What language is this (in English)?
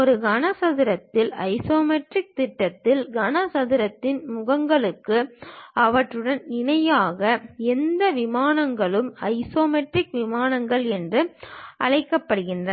Tamil